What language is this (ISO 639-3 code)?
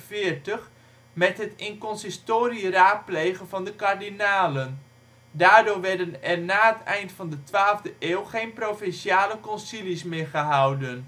nld